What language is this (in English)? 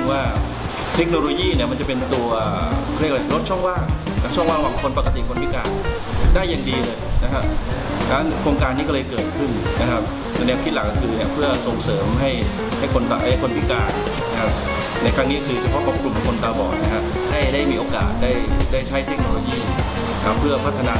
Thai